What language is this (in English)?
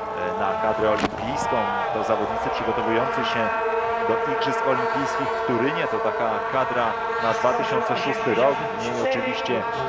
Polish